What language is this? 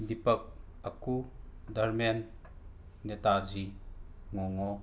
Manipuri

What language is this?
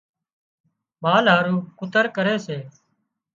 Wadiyara Koli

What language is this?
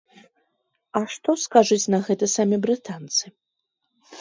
Belarusian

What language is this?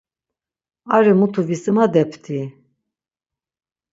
Laz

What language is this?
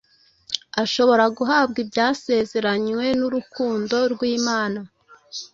Kinyarwanda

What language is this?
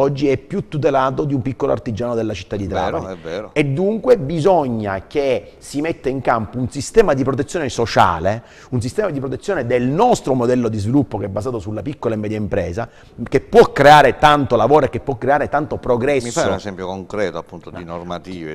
Italian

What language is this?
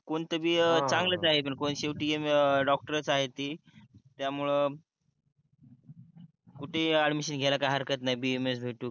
Marathi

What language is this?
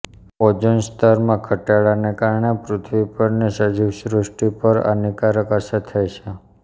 Gujarati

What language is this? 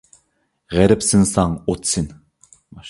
Uyghur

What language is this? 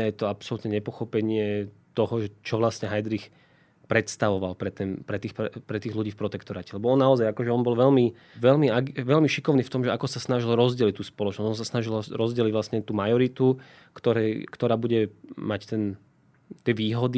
Slovak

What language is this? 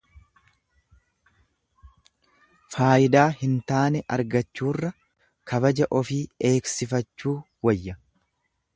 Oromo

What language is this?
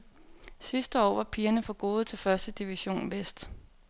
Danish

